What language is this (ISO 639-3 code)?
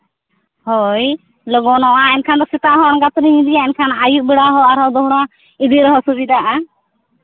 sat